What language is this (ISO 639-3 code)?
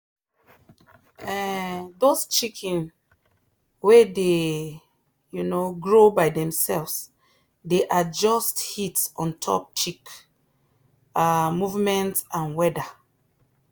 pcm